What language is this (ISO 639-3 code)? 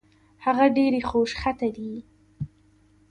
pus